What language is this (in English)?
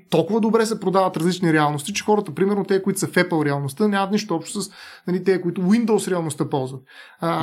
Bulgarian